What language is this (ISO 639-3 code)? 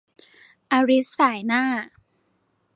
tha